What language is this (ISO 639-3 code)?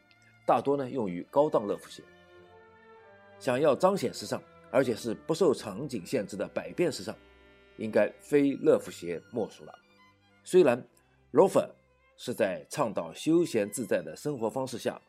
zho